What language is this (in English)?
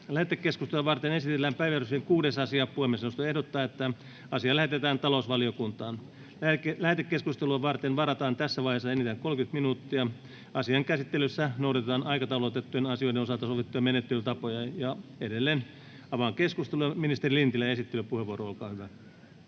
Finnish